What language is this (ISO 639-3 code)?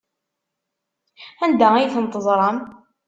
kab